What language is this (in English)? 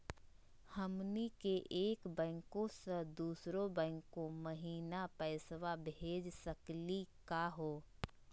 Magahi